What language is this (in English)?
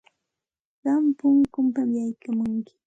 Santa Ana de Tusi Pasco Quechua